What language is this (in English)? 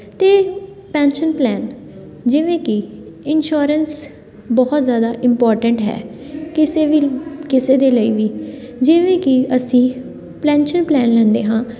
Punjabi